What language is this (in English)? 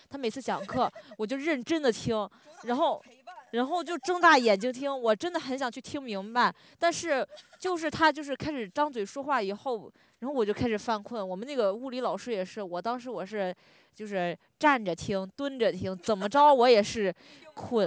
Chinese